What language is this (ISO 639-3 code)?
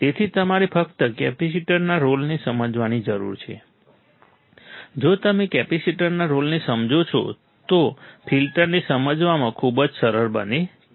guj